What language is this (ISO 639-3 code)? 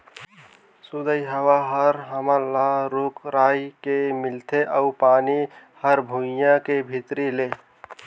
hne